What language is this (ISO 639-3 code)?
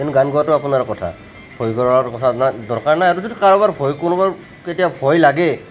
asm